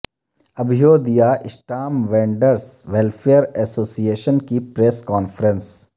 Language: Urdu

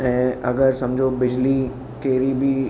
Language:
Sindhi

